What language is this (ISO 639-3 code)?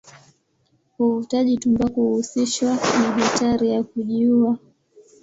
swa